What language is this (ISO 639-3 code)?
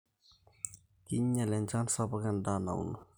mas